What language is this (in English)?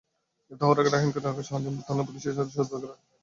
Bangla